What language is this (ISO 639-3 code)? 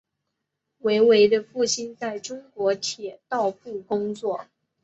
zho